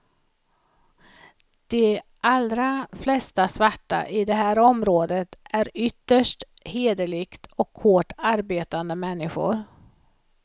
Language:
Swedish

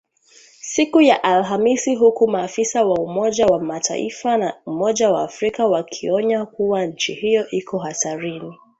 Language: Swahili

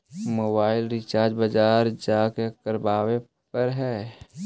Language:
Magahi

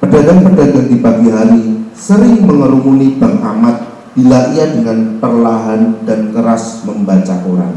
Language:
Indonesian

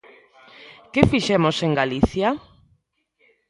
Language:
Galician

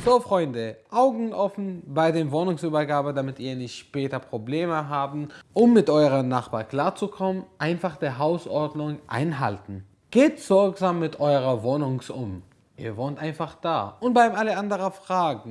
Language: German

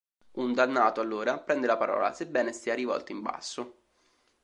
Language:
Italian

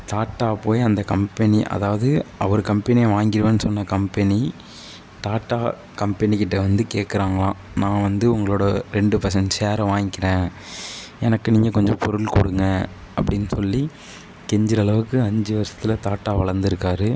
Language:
Tamil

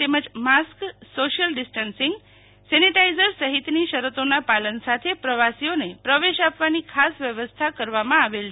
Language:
Gujarati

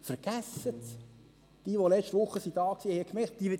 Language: Swiss German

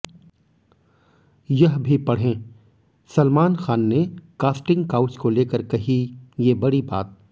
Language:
Hindi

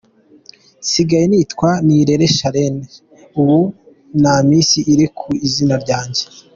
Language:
Kinyarwanda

